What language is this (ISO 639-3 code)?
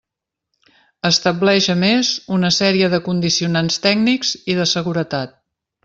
cat